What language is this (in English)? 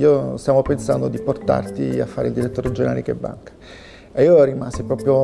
Italian